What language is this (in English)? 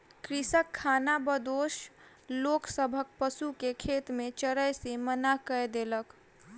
Maithili